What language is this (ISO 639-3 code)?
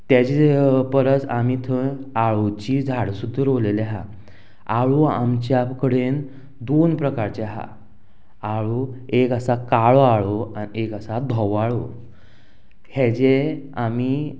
kok